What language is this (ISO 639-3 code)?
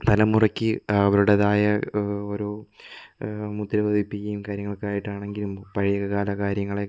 mal